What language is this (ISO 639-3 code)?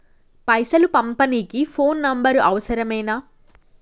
tel